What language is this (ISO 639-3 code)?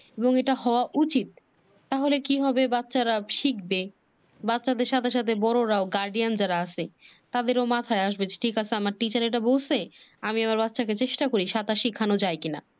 ben